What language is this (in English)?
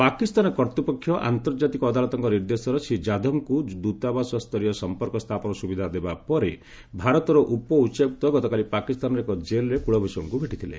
Odia